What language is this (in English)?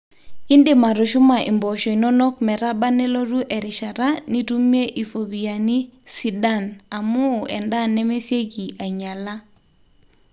Masai